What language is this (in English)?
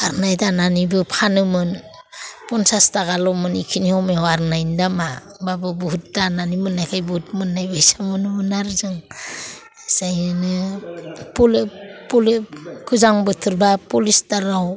Bodo